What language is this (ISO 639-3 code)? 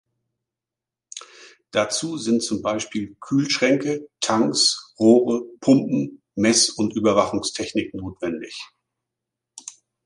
deu